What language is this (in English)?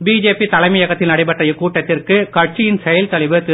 Tamil